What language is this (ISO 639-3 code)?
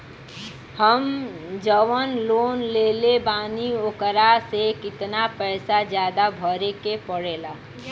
bho